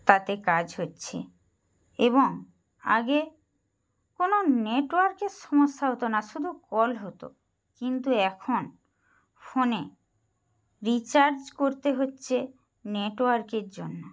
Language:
Bangla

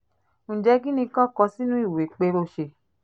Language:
Yoruba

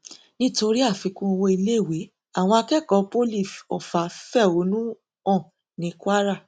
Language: Yoruba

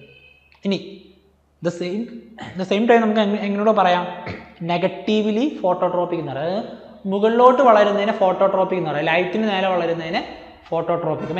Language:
Malayalam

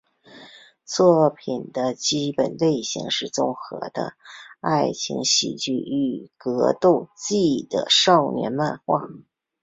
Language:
Chinese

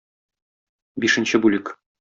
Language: Tatar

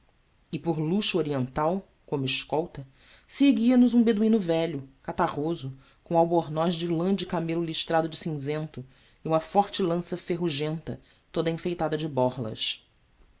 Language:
Portuguese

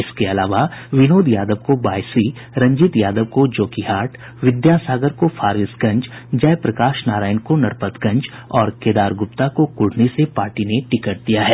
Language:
Hindi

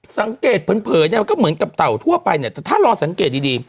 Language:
Thai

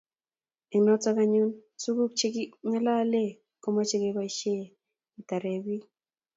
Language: Kalenjin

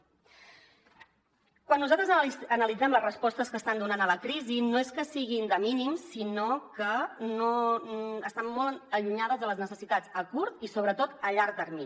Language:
Catalan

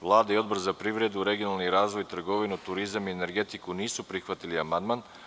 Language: Serbian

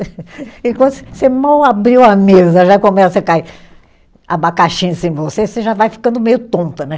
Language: Portuguese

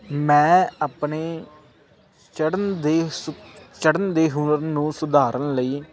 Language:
Punjabi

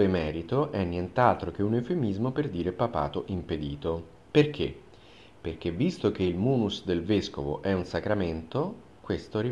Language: Italian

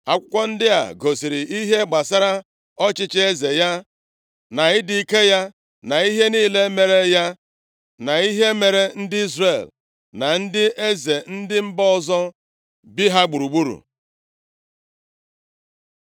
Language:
Igbo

